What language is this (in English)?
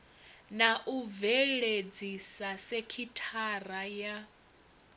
Venda